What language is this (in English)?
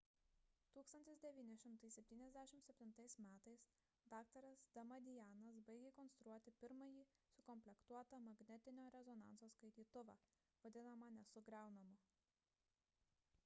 Lithuanian